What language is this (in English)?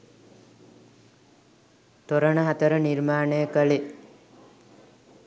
Sinhala